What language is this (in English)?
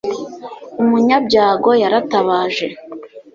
Kinyarwanda